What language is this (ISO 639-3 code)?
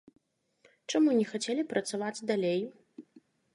bel